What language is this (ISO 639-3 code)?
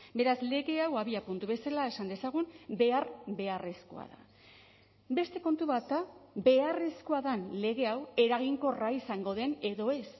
eus